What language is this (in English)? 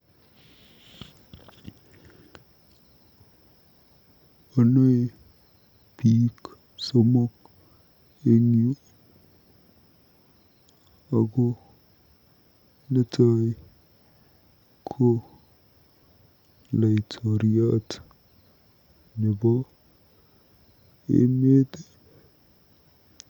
Kalenjin